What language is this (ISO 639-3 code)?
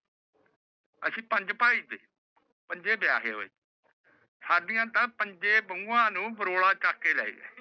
pan